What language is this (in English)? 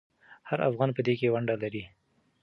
Pashto